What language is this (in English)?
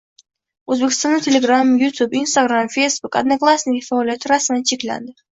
Uzbek